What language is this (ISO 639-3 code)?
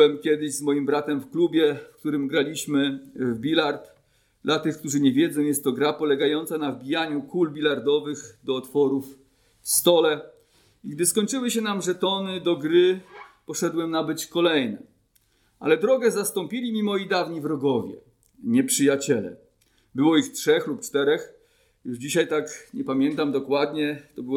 pol